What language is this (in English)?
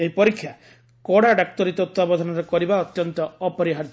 Odia